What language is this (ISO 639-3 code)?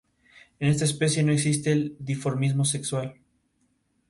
spa